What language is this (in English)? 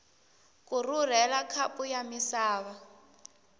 Tsonga